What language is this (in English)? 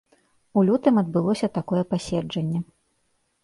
Belarusian